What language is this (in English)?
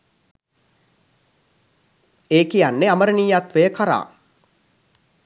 Sinhala